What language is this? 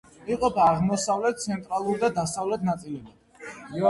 Georgian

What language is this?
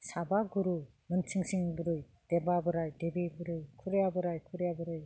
Bodo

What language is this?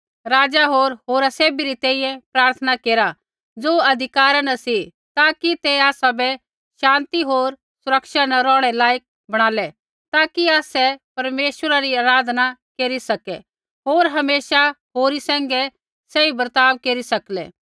Kullu Pahari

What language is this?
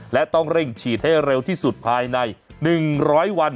Thai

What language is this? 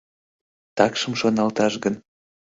Mari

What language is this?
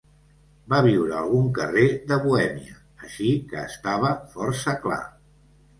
Catalan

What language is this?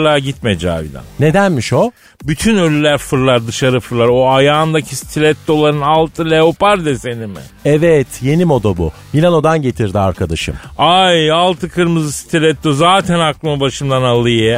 Turkish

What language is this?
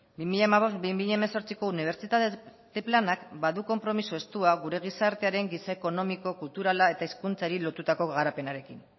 Basque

